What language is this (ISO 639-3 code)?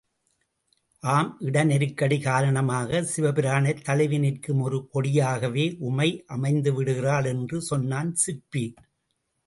tam